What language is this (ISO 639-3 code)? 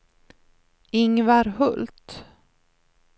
swe